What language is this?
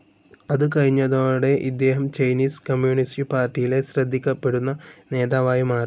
Malayalam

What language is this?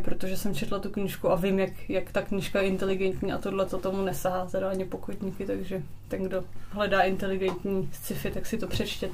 Czech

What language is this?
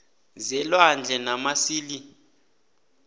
South Ndebele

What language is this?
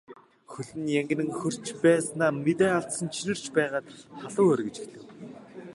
Mongolian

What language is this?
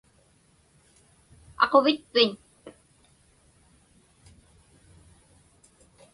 Inupiaq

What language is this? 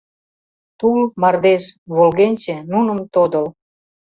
Mari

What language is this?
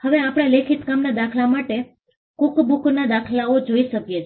Gujarati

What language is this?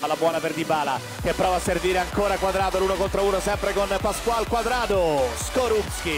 Italian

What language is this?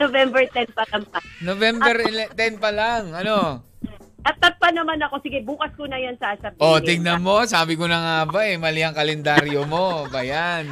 Filipino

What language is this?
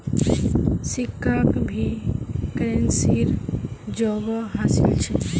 Magahi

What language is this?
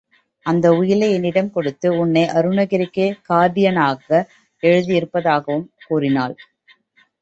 Tamil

